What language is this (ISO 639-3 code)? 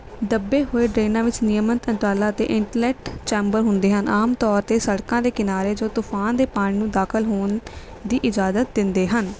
pan